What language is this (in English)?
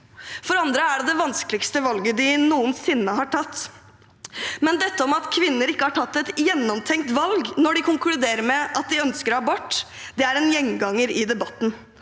Norwegian